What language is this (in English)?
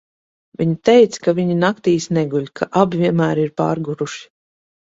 Latvian